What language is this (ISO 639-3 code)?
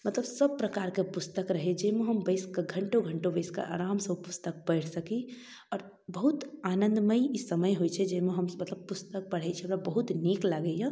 mai